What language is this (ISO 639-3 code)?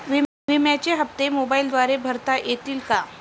mar